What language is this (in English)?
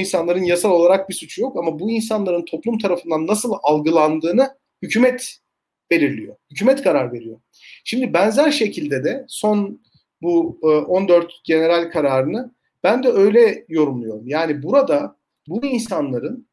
Turkish